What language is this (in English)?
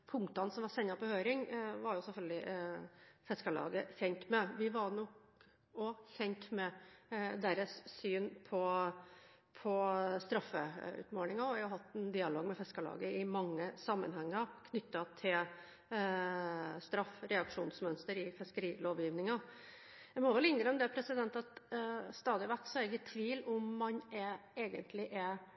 Norwegian Bokmål